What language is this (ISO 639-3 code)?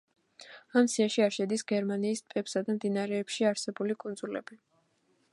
kat